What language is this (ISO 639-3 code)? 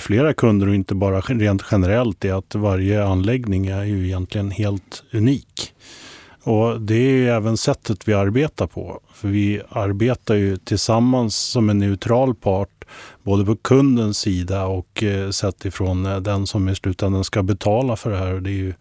swe